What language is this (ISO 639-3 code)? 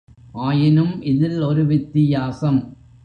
tam